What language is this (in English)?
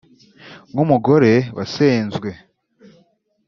Kinyarwanda